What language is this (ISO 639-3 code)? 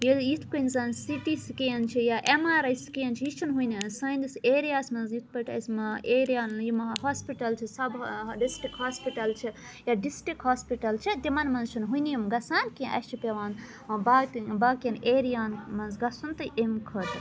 kas